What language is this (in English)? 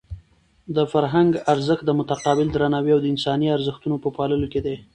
Pashto